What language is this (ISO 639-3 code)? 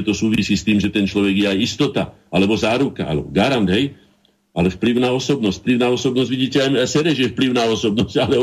slk